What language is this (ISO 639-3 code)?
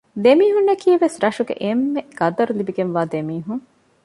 div